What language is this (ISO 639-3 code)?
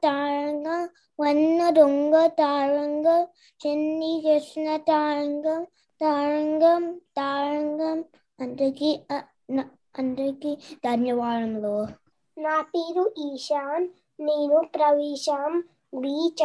tel